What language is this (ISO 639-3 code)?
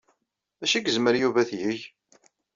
kab